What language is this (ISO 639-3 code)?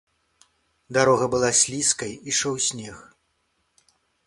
bel